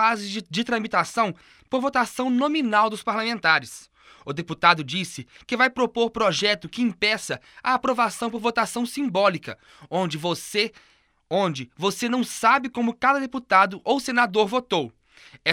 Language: Portuguese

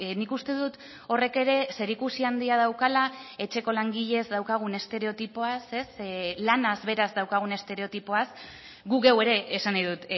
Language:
Basque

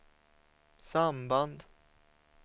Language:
Swedish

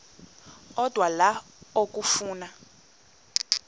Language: Xhosa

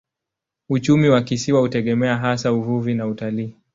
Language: Swahili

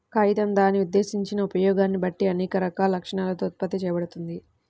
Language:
Telugu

